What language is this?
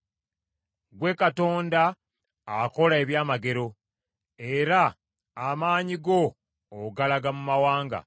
Ganda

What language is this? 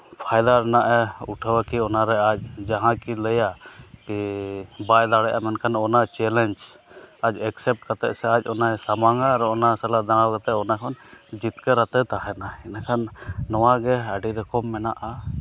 Santali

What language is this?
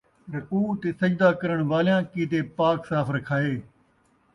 Saraiki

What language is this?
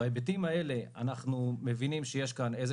Hebrew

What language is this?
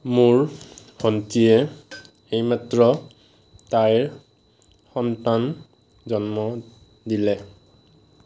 Assamese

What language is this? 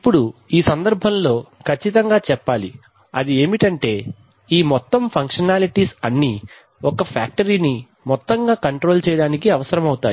Telugu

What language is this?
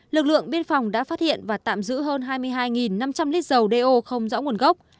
Vietnamese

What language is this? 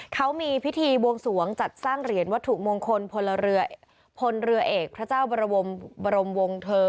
Thai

